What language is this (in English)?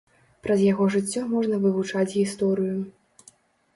Belarusian